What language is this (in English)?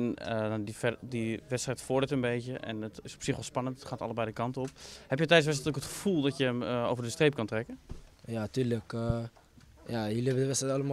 Dutch